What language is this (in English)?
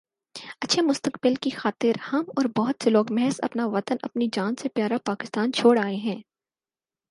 Urdu